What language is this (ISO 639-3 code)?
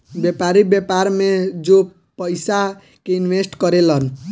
bho